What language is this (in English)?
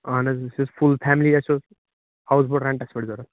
Kashmiri